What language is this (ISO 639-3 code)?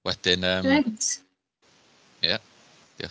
cym